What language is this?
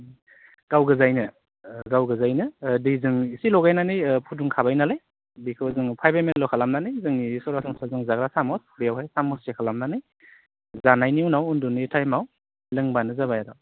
Bodo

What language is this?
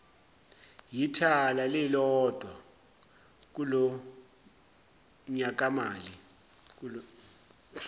Zulu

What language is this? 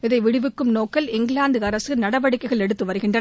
Tamil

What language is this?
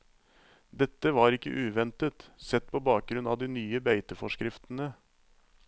Norwegian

